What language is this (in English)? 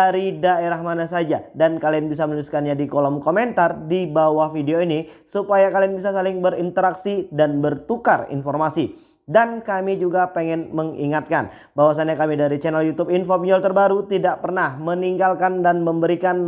Indonesian